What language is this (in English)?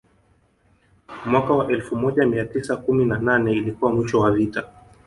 Swahili